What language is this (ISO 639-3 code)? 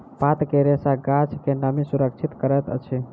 mai